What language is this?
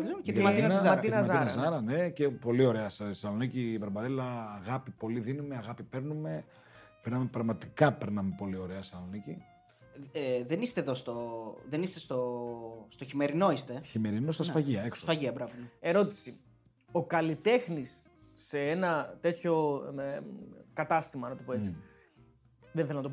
Greek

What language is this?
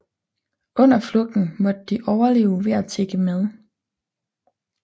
Danish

